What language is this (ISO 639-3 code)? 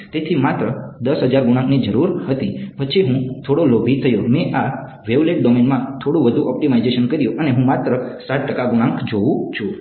guj